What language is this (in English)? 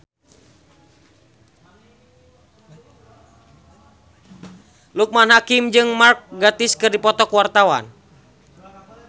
Sundanese